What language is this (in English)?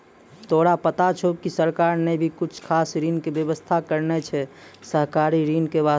Maithili